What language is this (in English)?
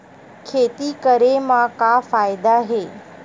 Chhattisgarhi